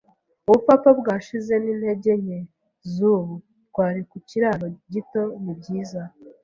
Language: Kinyarwanda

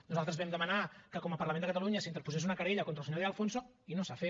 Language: Catalan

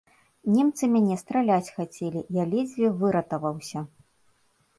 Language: Belarusian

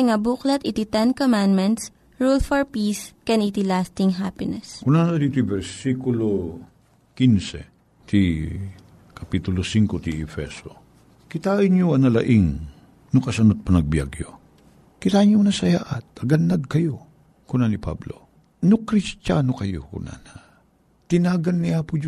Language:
Filipino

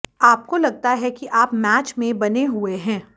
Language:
Hindi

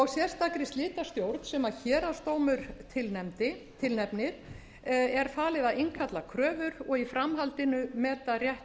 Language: Icelandic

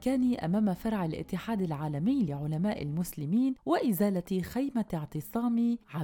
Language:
Arabic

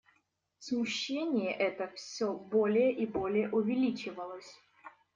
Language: Russian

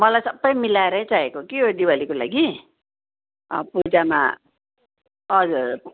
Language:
Nepali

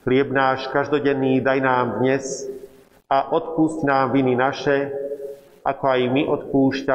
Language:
Slovak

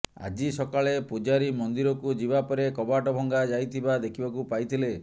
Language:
Odia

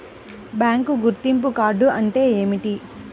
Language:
Telugu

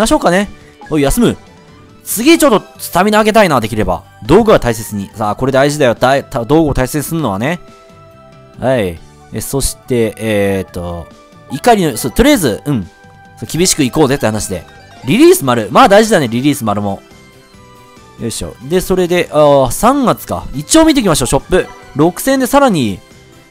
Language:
Japanese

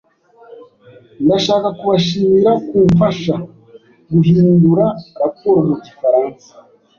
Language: Kinyarwanda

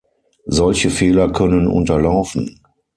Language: German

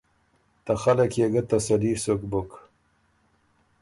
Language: Ormuri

